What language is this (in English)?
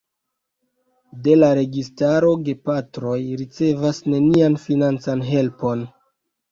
Esperanto